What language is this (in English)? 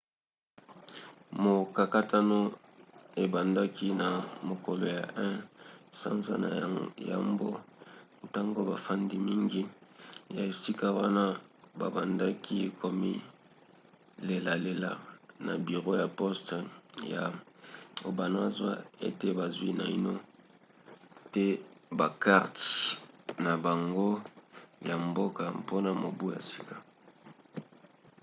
Lingala